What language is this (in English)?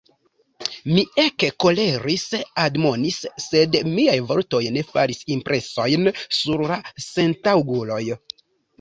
Esperanto